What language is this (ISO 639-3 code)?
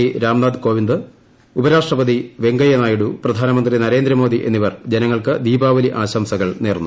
mal